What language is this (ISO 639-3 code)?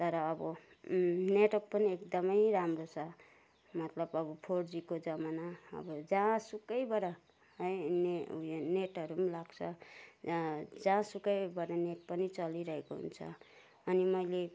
nep